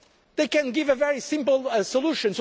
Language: English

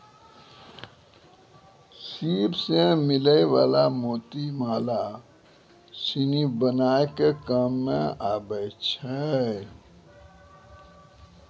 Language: Maithili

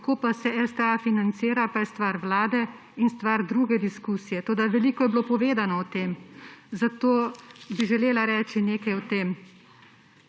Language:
Slovenian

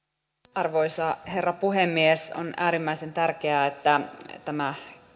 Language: Finnish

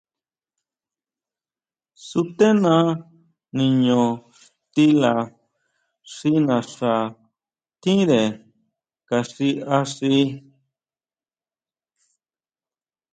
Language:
Huautla Mazatec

